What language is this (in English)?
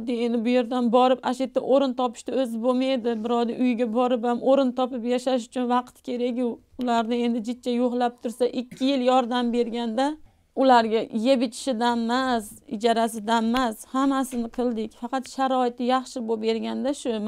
Turkish